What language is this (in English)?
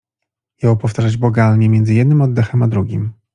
Polish